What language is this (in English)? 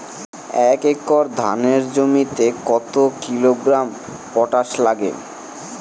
Bangla